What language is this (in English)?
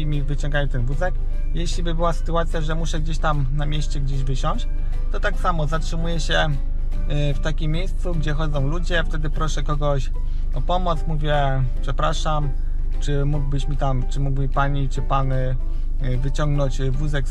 Polish